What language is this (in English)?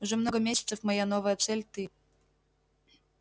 Russian